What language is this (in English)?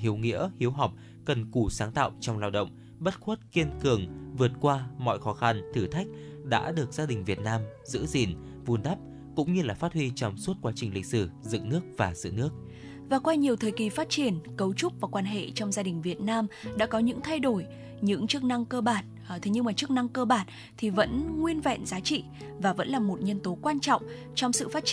Vietnamese